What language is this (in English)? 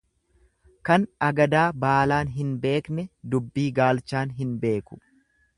Oromo